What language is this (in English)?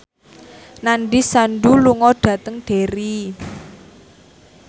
Javanese